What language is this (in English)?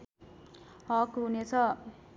Nepali